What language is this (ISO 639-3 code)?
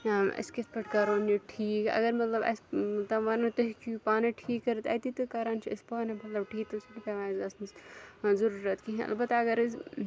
kas